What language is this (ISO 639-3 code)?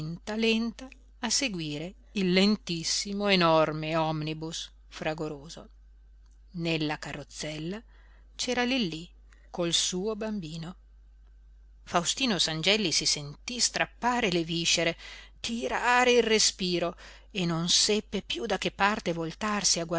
ita